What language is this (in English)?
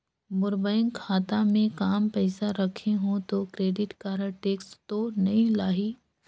Chhattisgarhi